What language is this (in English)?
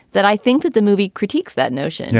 English